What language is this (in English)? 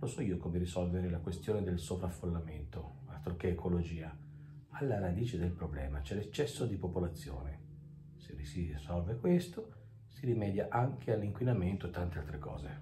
Italian